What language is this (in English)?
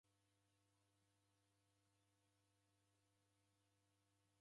Taita